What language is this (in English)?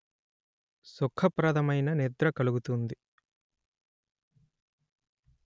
Telugu